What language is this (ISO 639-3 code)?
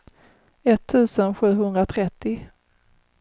swe